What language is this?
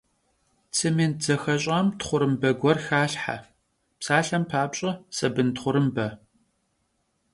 Kabardian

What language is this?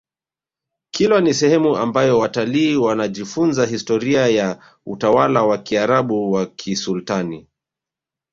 Swahili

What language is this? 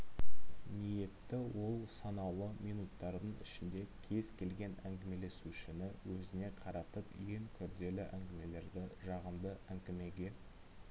Kazakh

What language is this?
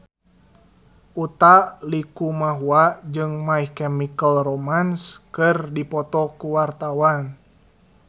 Sundanese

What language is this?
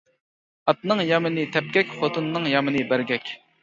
Uyghur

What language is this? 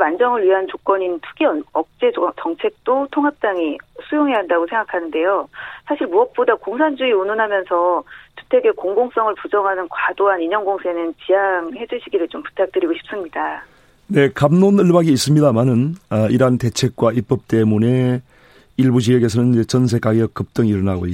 Korean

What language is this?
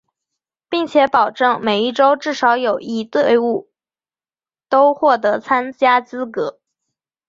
Chinese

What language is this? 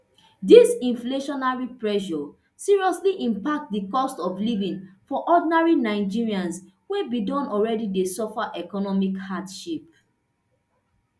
Nigerian Pidgin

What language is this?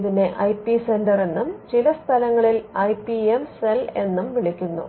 Malayalam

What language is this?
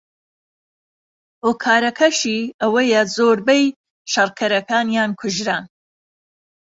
Central Kurdish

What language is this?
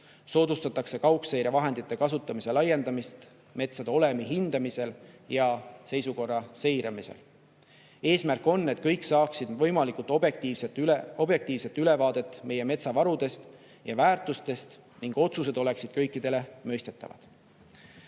Estonian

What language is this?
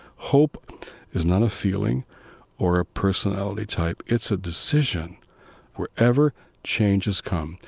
English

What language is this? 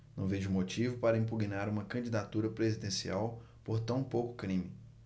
Portuguese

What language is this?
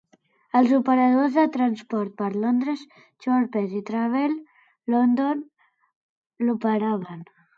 Catalan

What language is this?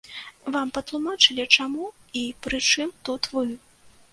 Belarusian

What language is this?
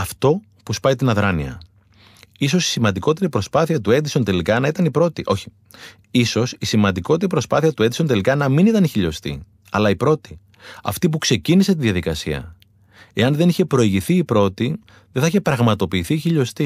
Greek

